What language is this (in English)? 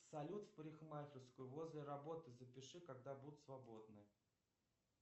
Russian